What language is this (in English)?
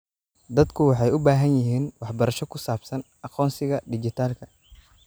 Somali